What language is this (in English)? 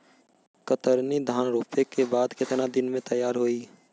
Bhojpuri